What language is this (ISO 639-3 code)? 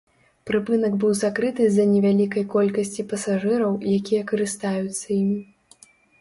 bel